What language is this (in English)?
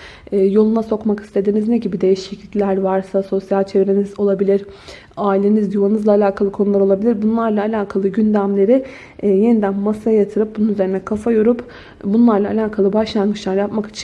Turkish